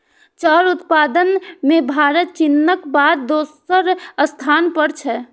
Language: Maithili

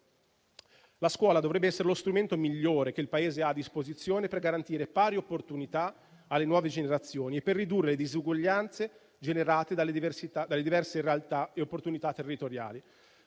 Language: Italian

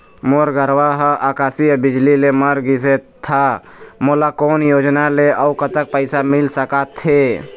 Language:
Chhattisgarhi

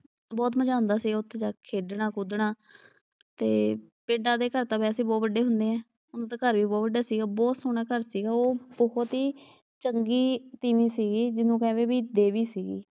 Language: Punjabi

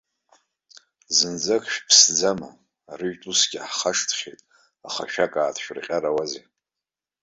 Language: Abkhazian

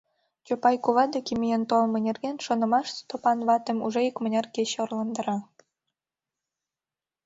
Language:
Mari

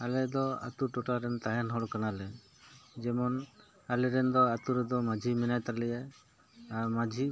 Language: Santali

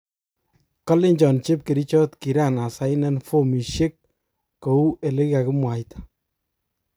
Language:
Kalenjin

